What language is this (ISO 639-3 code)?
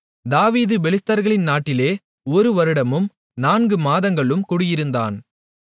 tam